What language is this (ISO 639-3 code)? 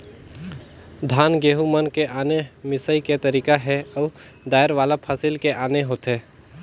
hne